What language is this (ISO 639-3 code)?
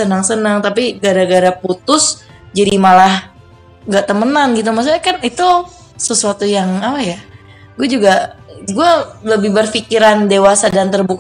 ind